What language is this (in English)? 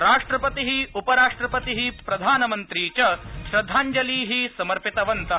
Sanskrit